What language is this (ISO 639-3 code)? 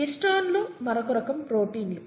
tel